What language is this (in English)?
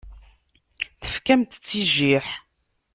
Kabyle